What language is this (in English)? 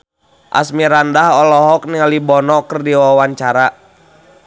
Sundanese